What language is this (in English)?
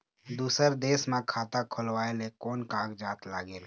Chhattisgarhi